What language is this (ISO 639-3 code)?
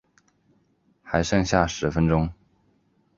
zho